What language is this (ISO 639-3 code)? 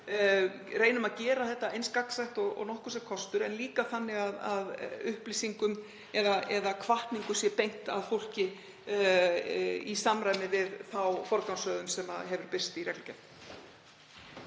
isl